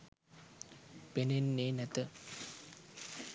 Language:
Sinhala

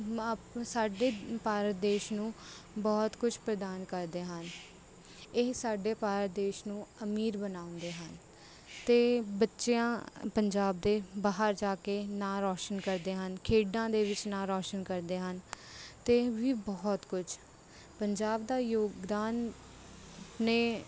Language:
Punjabi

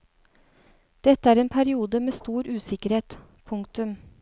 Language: Norwegian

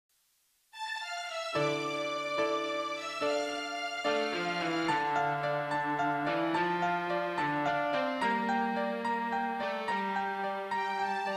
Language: Korean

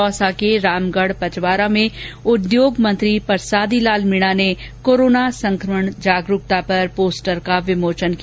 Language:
Hindi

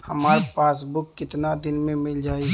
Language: Bhojpuri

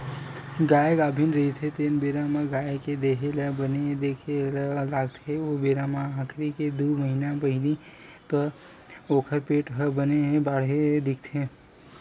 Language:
Chhattisgarhi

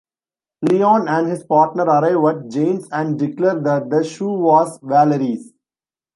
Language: English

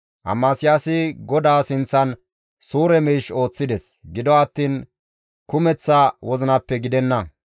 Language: Gamo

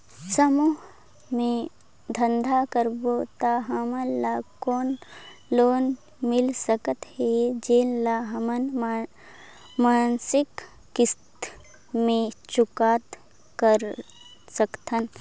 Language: Chhattisgarhi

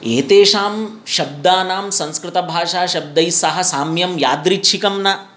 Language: Sanskrit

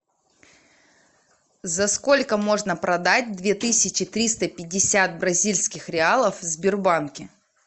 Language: Russian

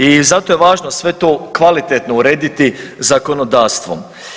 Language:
Croatian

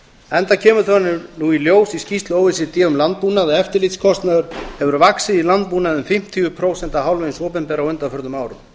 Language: Icelandic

